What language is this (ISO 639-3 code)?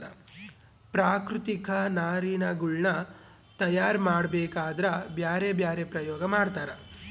kan